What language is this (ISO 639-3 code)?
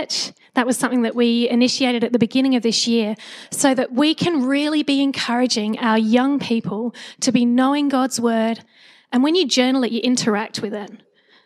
eng